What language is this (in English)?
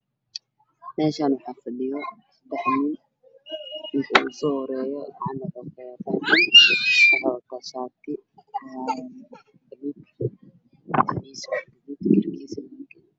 Somali